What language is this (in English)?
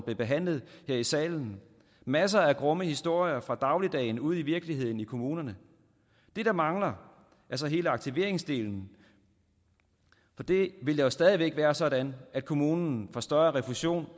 Danish